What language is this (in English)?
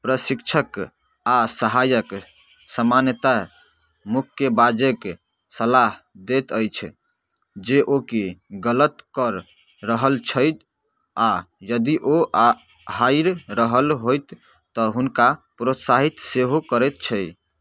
Maithili